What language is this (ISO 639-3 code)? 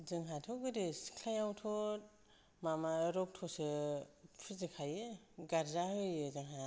brx